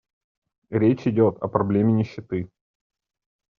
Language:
Russian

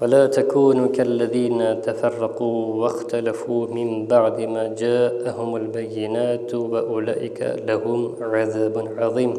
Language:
Turkish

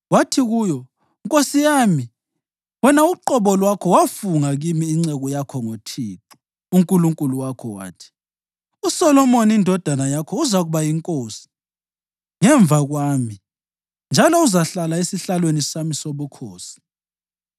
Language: North Ndebele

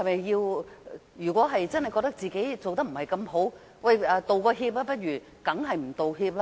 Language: Cantonese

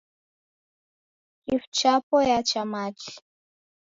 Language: Taita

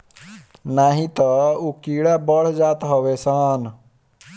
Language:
Bhojpuri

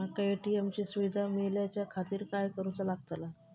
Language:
Marathi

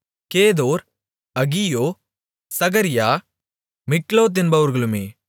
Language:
Tamil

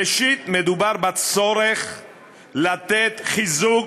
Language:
Hebrew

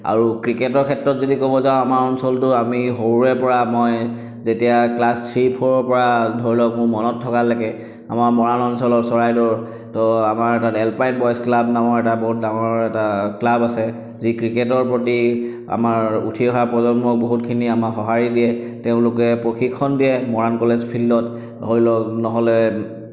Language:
Assamese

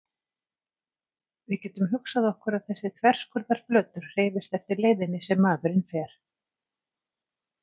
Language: Icelandic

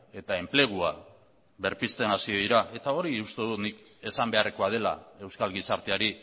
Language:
Basque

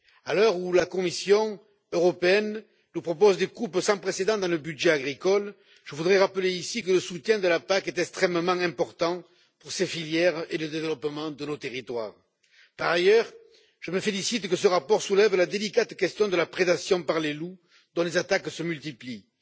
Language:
French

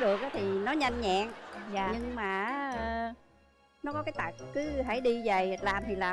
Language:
Vietnamese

